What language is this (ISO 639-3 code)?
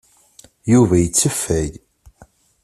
kab